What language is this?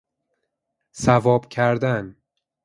Persian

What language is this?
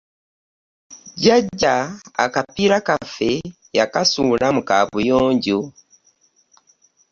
Ganda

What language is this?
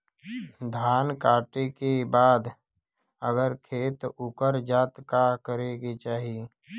Bhojpuri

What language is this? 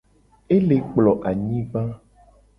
Gen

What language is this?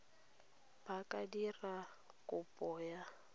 Tswana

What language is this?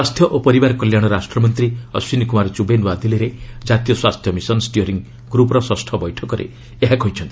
Odia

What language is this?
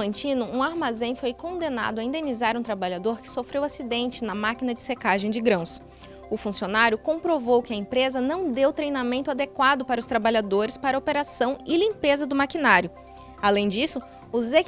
Portuguese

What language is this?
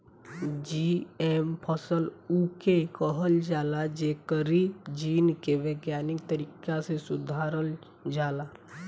Bhojpuri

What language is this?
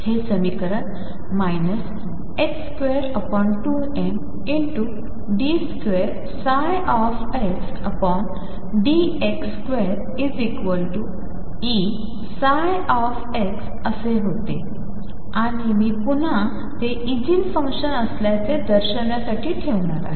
Marathi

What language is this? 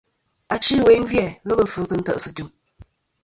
Kom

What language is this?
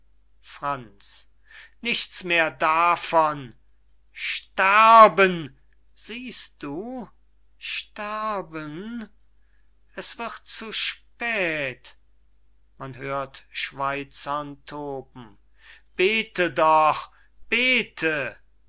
German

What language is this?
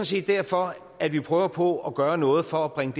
Danish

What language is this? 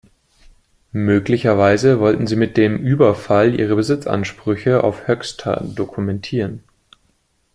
German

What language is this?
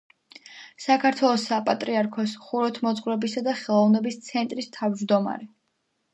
Georgian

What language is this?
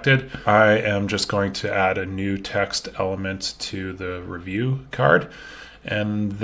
English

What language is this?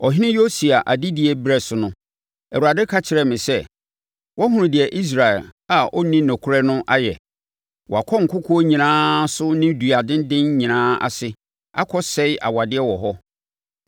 Akan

